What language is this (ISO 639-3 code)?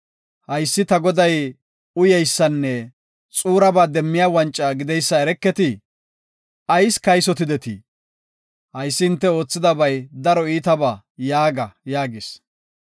gof